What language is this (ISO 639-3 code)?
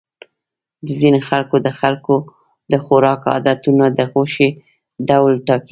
pus